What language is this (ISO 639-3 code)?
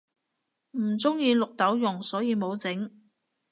yue